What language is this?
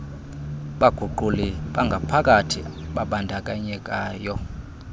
Xhosa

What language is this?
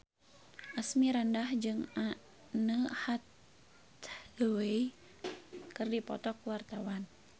Sundanese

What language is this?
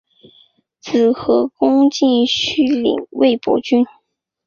Chinese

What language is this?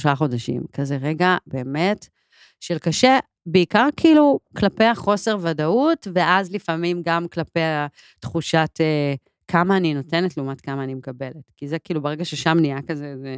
Hebrew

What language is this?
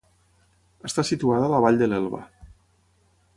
Catalan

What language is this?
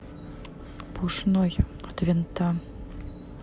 Russian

